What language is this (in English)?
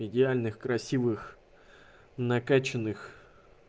Russian